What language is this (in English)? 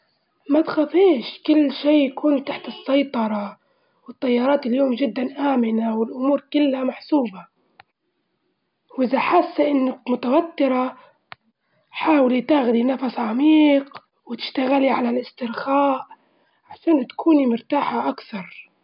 Libyan Arabic